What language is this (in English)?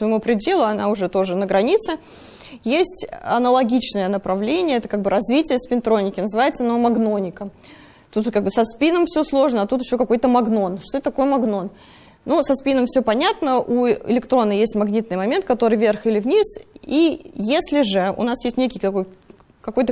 Russian